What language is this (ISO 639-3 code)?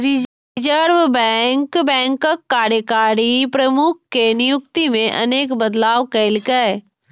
mai